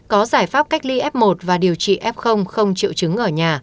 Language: Vietnamese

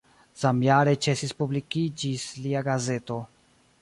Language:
Esperanto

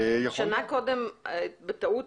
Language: Hebrew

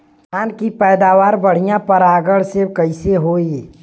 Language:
Bhojpuri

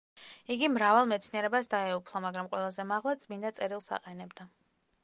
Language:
Georgian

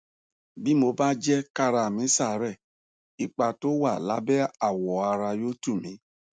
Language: Yoruba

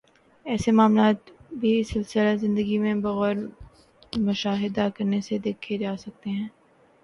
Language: Urdu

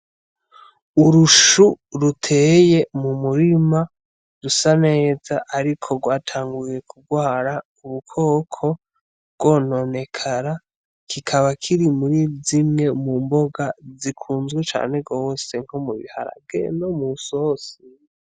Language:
Rundi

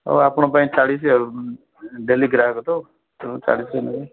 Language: Odia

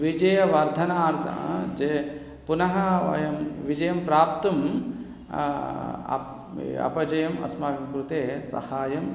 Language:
Sanskrit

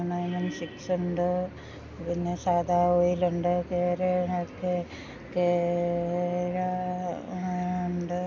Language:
Malayalam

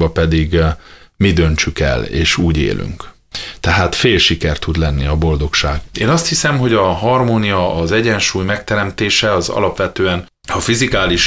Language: Hungarian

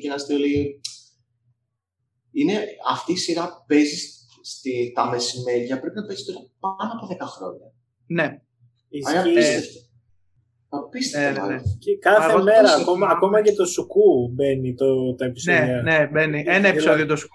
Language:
Greek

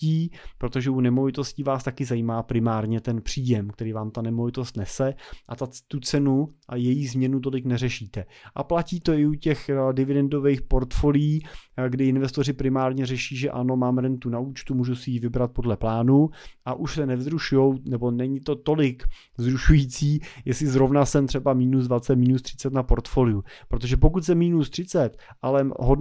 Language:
Czech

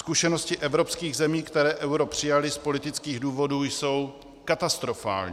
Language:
Czech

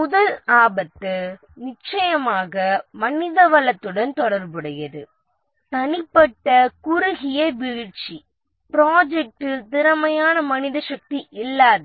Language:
Tamil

